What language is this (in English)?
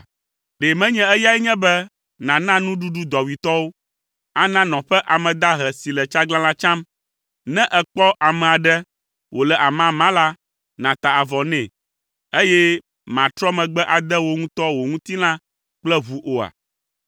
Ewe